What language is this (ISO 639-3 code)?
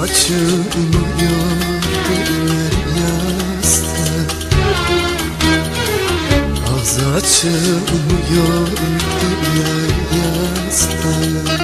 tur